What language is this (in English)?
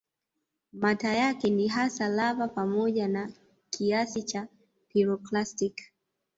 Swahili